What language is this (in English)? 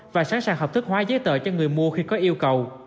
Vietnamese